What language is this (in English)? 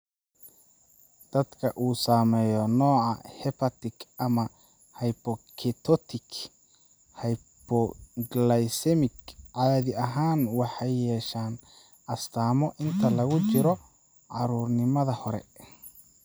Somali